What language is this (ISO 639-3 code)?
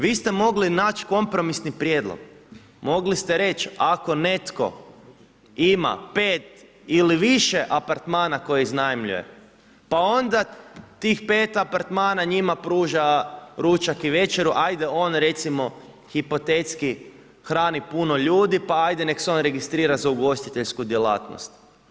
hrv